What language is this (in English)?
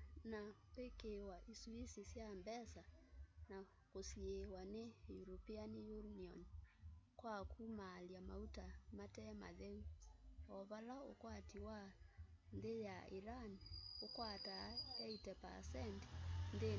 Kamba